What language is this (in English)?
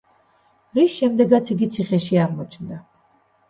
Georgian